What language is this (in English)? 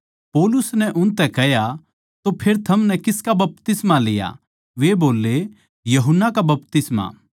Haryanvi